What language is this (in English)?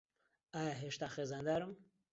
Central Kurdish